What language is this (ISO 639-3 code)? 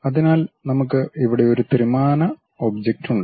mal